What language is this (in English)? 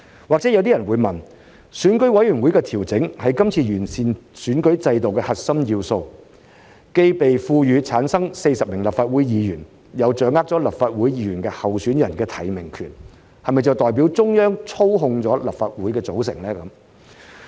Cantonese